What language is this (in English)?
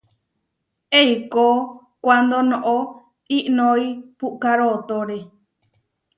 Huarijio